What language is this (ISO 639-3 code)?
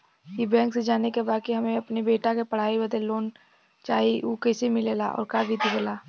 bho